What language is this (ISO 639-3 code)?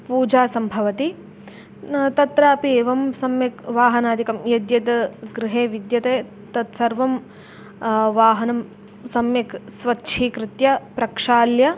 san